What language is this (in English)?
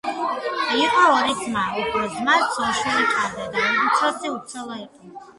Georgian